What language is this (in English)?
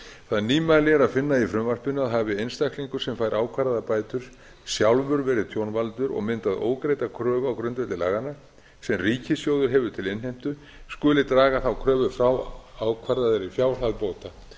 Icelandic